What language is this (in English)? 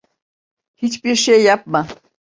Turkish